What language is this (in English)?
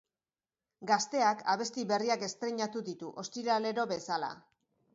Basque